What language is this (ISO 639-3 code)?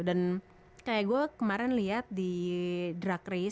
ind